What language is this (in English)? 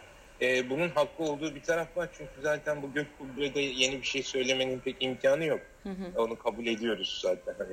Turkish